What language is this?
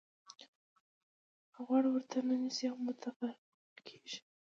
Pashto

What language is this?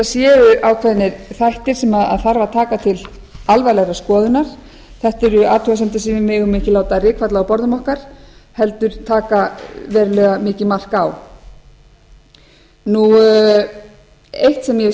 Icelandic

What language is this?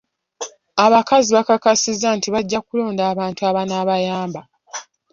Ganda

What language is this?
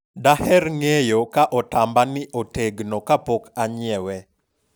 Luo (Kenya and Tanzania)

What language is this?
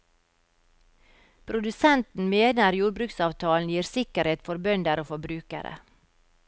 Norwegian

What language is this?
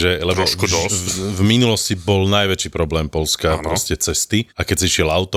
Slovak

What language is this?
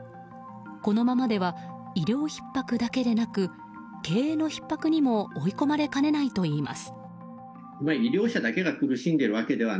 Japanese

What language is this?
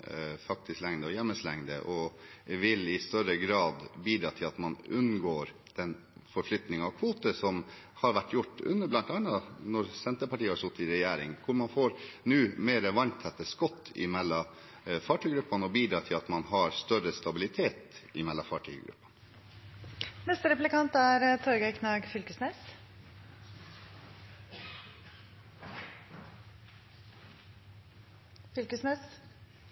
Norwegian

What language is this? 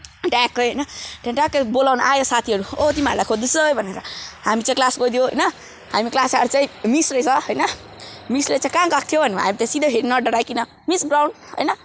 Nepali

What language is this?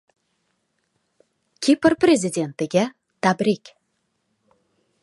Uzbek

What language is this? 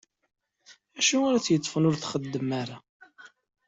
Kabyle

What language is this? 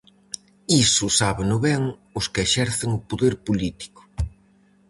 Galician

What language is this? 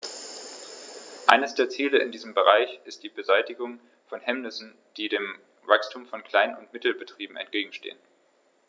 German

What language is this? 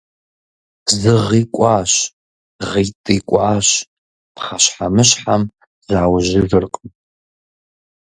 Kabardian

